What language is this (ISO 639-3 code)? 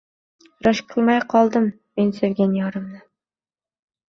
uzb